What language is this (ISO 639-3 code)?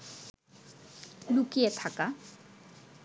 ben